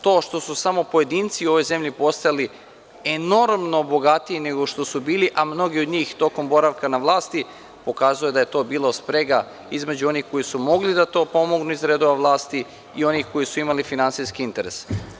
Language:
Serbian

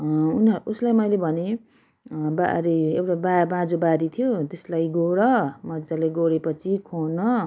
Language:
Nepali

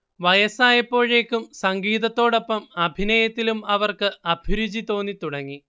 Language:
Malayalam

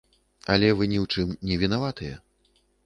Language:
Belarusian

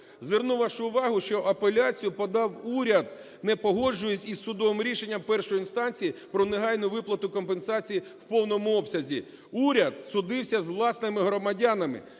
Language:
Ukrainian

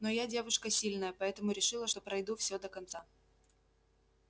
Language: Russian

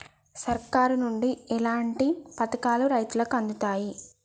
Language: Telugu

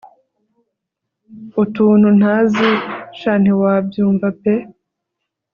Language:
Kinyarwanda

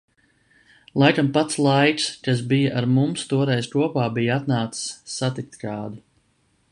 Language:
Latvian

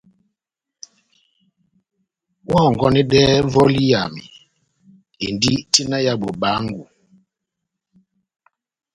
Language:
Batanga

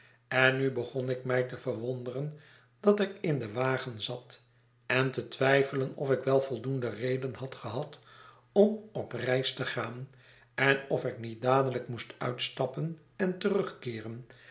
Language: Dutch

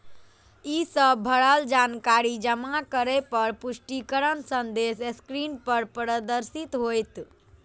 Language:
Maithili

